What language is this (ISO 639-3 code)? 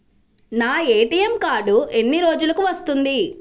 tel